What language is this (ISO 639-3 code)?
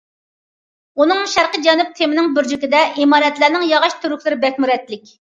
uig